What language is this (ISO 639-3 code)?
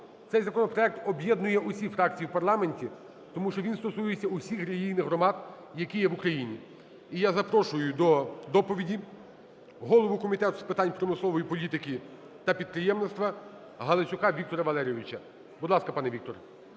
ukr